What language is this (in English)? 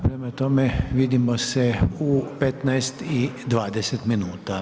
Croatian